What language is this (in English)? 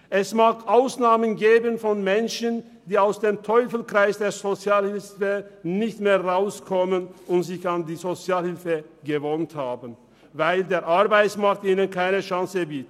Swiss German